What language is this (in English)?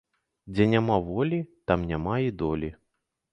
Belarusian